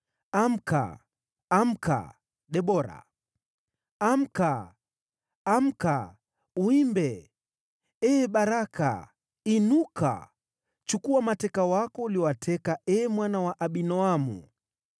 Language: Swahili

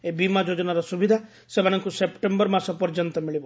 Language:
Odia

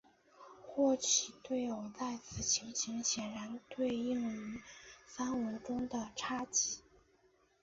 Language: Chinese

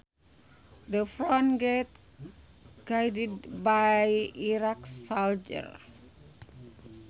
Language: Sundanese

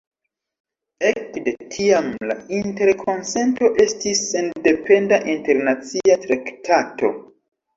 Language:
Esperanto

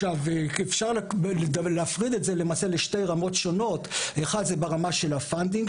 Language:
Hebrew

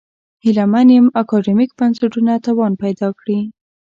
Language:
Pashto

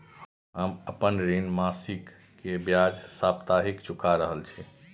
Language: Maithili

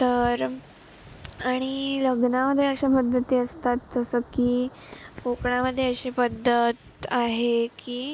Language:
Marathi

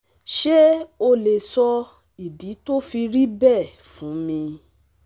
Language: Yoruba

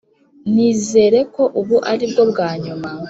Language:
Kinyarwanda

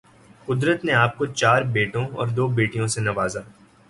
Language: Urdu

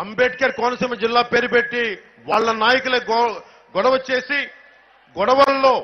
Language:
Telugu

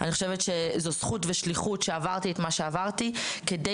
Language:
Hebrew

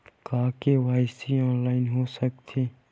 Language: Chhattisgarhi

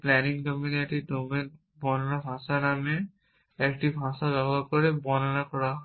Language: Bangla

